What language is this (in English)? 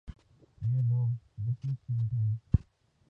Urdu